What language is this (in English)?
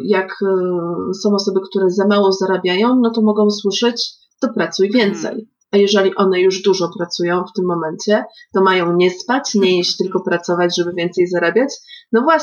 Polish